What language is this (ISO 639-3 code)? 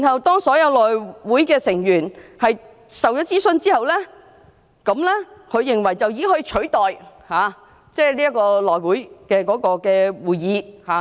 yue